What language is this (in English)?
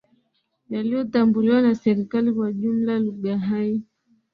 Swahili